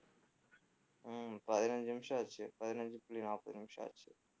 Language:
Tamil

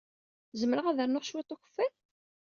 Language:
Kabyle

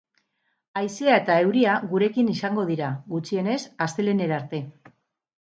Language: Basque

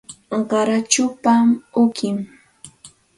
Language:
Santa Ana de Tusi Pasco Quechua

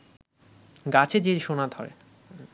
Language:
Bangla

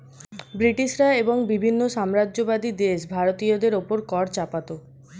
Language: Bangla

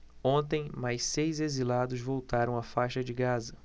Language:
Portuguese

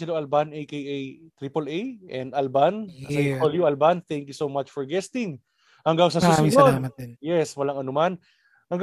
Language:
Filipino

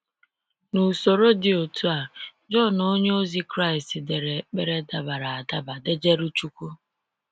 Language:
Igbo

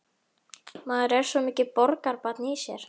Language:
Icelandic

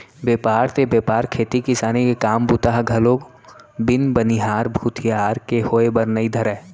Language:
Chhattisgarhi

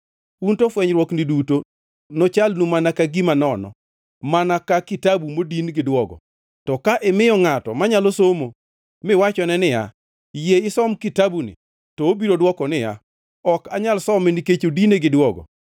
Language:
Luo (Kenya and Tanzania)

